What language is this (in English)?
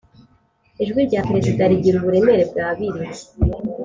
Kinyarwanda